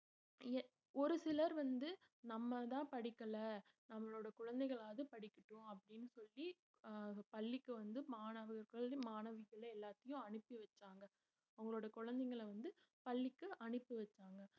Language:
Tamil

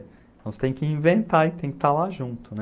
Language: Portuguese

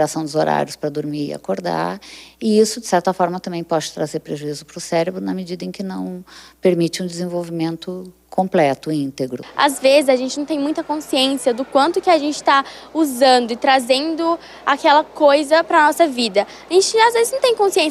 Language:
Portuguese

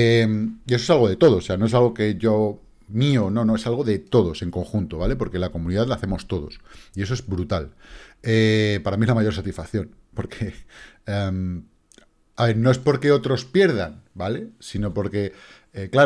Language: Spanish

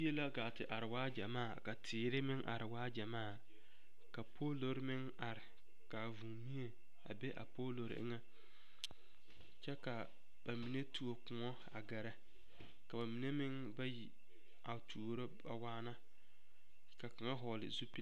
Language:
Southern Dagaare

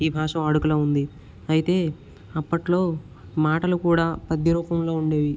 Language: Telugu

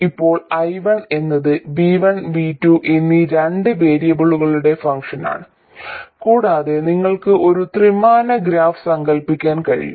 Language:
Malayalam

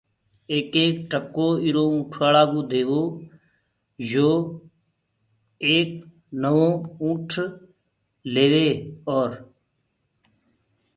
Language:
Gurgula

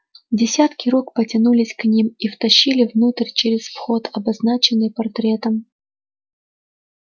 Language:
Russian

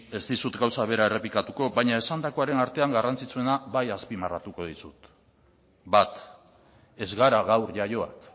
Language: Basque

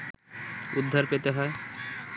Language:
Bangla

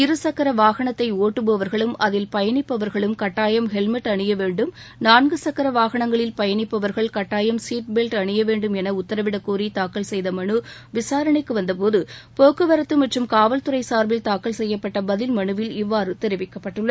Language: Tamil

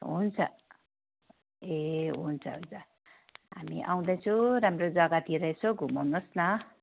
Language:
Nepali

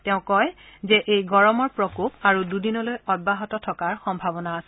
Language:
Assamese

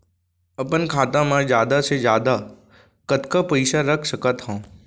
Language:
Chhattisgarhi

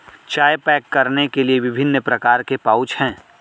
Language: Hindi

